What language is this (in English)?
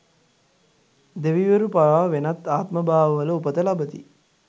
Sinhala